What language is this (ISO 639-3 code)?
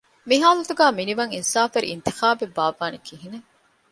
div